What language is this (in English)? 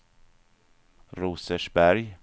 Swedish